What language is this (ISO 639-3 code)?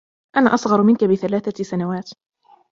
ara